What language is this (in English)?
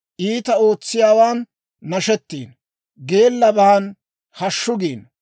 Dawro